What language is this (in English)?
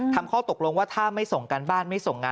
Thai